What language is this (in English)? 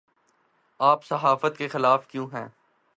Urdu